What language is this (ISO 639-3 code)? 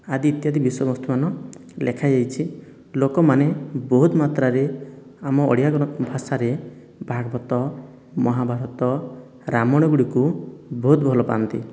ori